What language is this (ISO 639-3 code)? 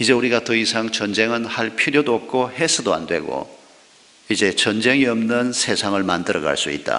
kor